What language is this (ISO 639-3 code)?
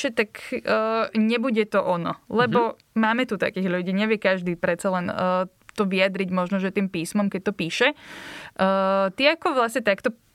slk